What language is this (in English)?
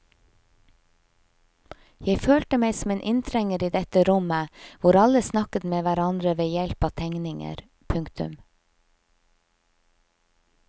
Norwegian